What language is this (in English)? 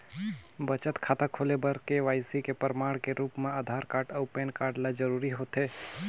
Chhattisgarhi